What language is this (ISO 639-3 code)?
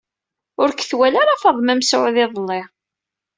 kab